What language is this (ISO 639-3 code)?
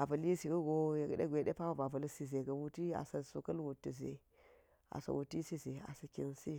gyz